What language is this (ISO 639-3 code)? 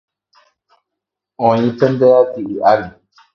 grn